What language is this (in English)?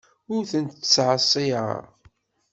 Kabyle